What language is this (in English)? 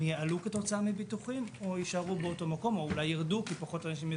Hebrew